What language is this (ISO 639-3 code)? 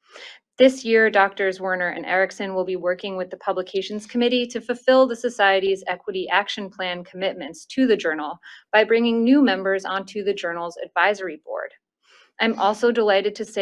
eng